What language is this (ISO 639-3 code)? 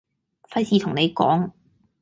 yue